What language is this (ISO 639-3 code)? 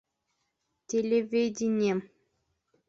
bak